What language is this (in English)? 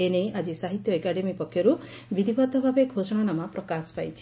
Odia